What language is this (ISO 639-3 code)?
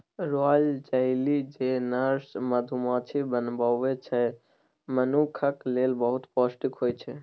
mai